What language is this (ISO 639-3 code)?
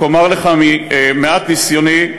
heb